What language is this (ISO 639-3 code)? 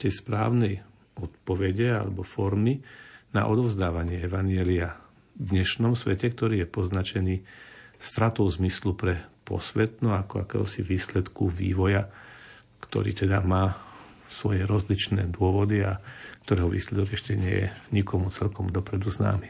slk